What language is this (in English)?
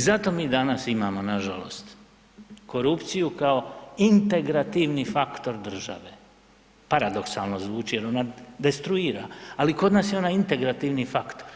Croatian